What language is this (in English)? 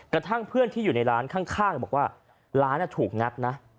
Thai